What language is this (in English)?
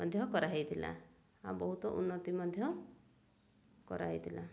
Odia